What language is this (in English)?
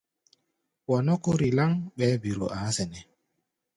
Gbaya